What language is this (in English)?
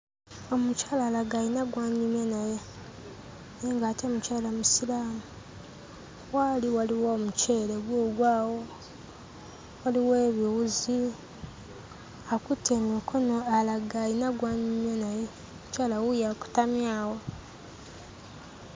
Ganda